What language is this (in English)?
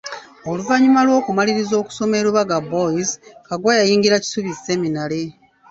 Ganda